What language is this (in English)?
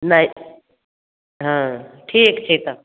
Maithili